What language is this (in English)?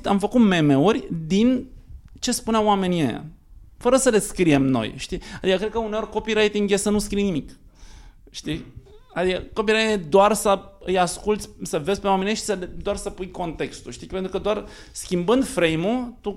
Romanian